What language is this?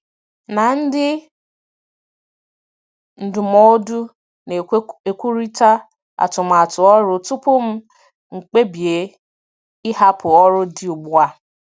Igbo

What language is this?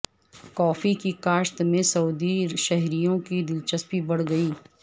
Urdu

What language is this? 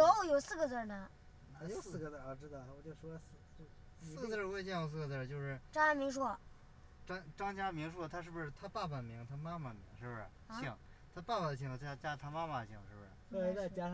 Chinese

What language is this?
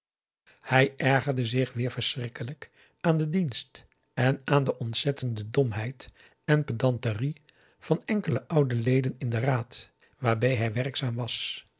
Dutch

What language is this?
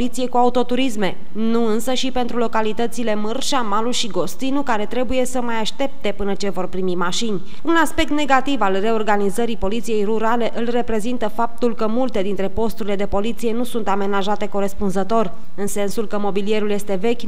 Romanian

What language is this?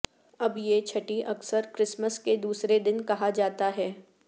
Urdu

